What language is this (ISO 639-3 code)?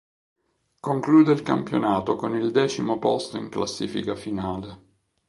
ita